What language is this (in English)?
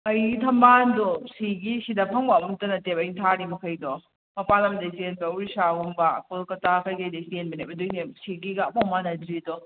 Manipuri